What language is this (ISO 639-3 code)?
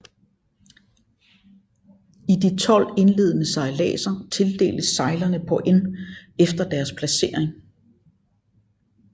dan